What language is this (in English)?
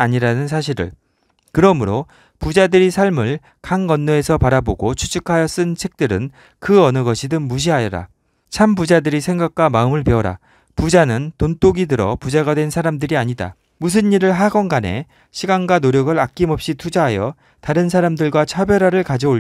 Korean